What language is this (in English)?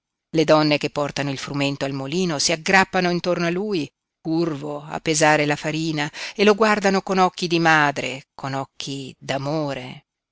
Italian